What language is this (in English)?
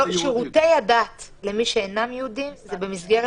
Hebrew